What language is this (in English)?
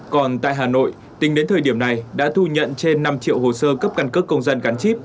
Vietnamese